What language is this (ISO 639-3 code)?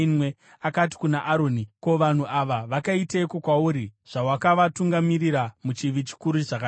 sna